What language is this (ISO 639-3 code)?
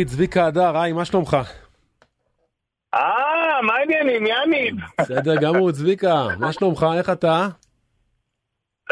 heb